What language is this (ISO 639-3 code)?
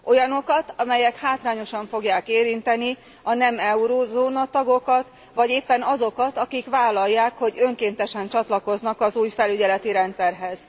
hun